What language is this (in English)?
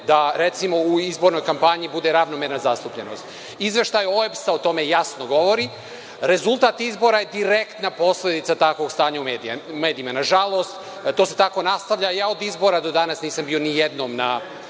Serbian